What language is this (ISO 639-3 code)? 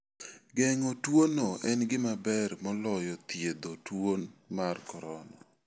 luo